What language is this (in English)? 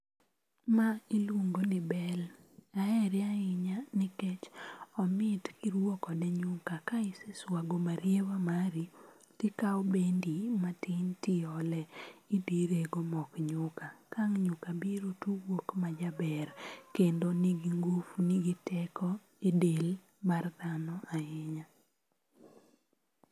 Luo (Kenya and Tanzania)